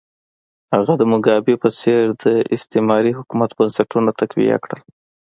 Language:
Pashto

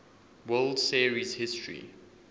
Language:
English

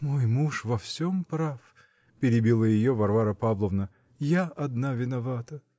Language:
Russian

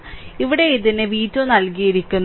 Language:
Malayalam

